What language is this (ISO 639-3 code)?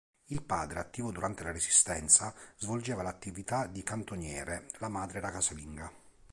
ita